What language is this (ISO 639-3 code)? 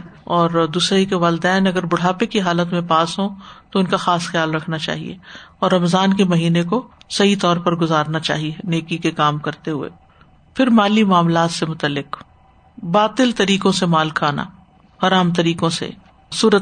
urd